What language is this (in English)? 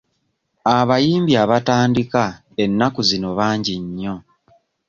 Ganda